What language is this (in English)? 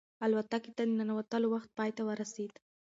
Pashto